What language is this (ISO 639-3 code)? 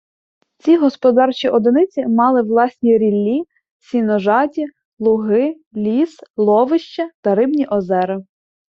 ukr